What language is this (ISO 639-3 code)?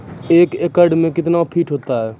mai